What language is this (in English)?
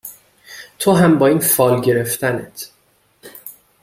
Persian